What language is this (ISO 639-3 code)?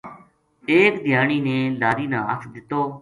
gju